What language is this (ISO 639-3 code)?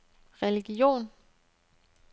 dan